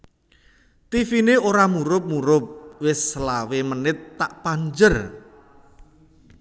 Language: Javanese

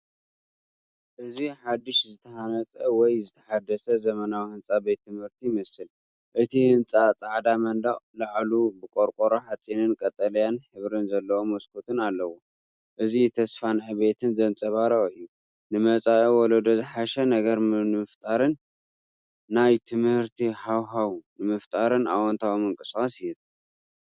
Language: Tigrinya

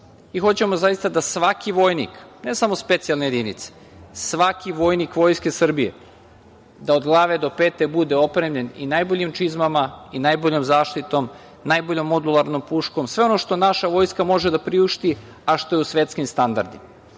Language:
Serbian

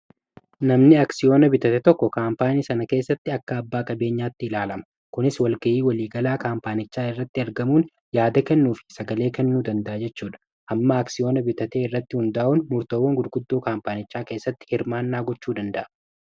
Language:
Oromo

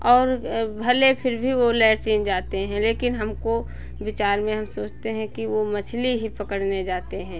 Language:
Hindi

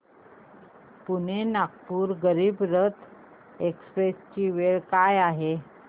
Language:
Marathi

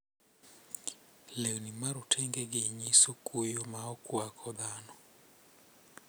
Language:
Luo (Kenya and Tanzania)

